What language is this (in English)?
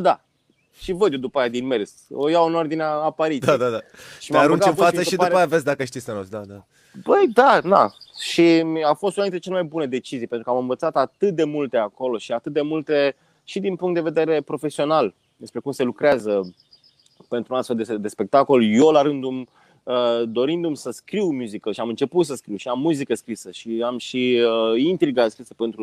Romanian